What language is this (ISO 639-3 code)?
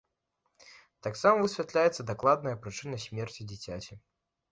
bel